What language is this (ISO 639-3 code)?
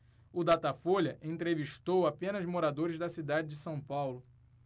por